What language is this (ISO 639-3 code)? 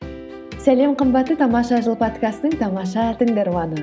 kaz